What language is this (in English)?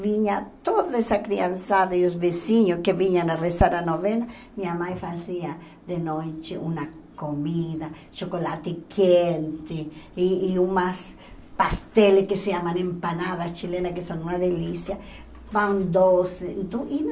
Portuguese